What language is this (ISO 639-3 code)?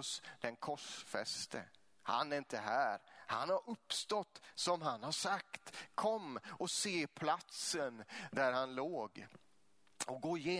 swe